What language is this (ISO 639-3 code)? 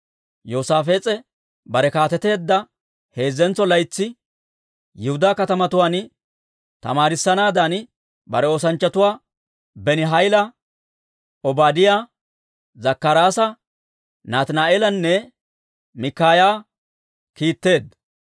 dwr